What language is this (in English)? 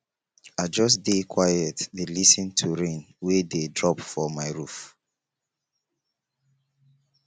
Nigerian Pidgin